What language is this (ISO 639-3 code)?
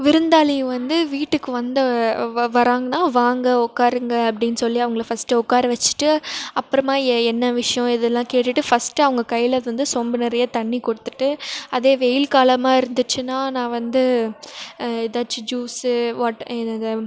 tam